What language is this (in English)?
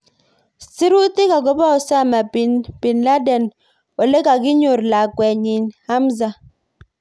Kalenjin